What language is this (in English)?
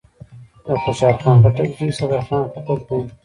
Pashto